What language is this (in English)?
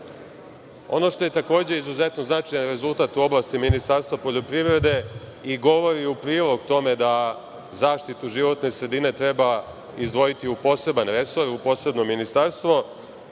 Serbian